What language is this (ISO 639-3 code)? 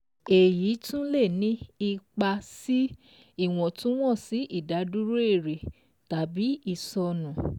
yor